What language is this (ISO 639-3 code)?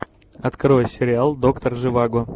rus